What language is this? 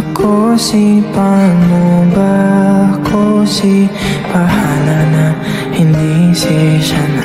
Filipino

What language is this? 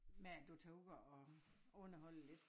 Danish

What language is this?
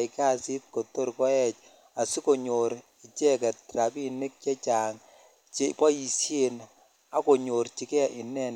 Kalenjin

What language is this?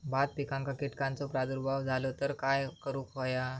Marathi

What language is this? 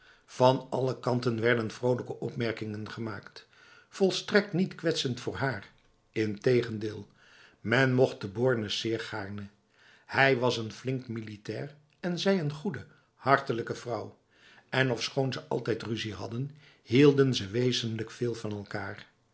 Dutch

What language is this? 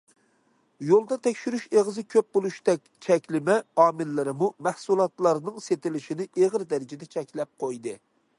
Uyghur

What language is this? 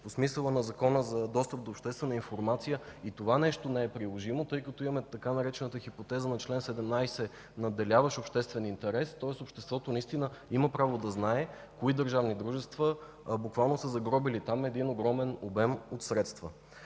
Bulgarian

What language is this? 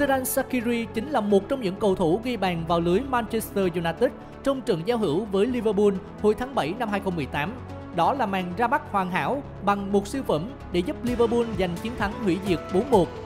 Vietnamese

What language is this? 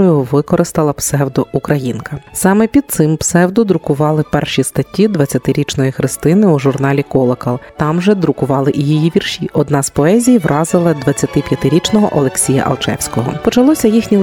Ukrainian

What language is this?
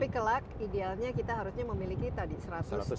Indonesian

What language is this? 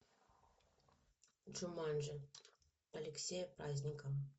Russian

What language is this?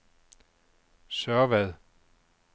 Danish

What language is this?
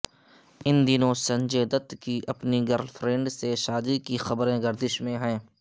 Urdu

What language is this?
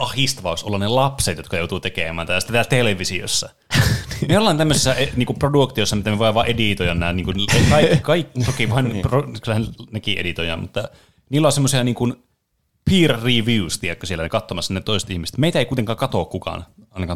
Finnish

